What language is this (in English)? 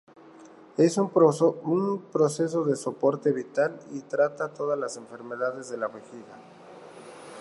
Spanish